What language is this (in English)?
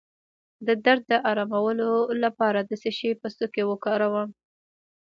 Pashto